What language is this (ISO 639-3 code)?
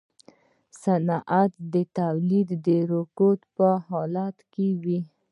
pus